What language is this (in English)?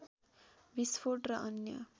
Nepali